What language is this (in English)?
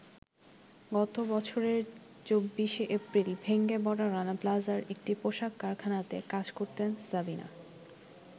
Bangla